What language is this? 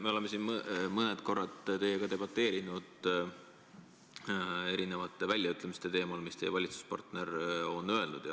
Estonian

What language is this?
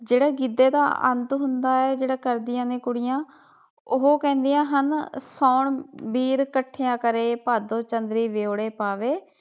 Punjabi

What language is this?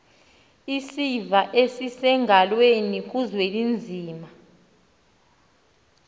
Xhosa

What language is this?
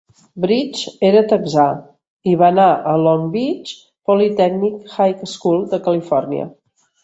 Catalan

